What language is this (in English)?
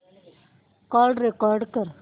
Marathi